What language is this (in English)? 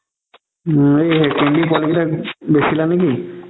Assamese